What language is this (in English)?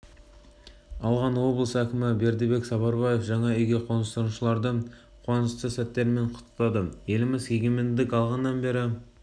Kazakh